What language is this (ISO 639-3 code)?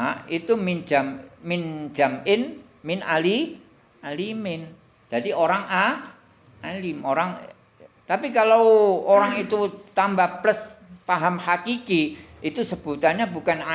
ind